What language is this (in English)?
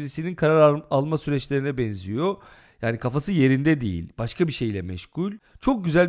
Turkish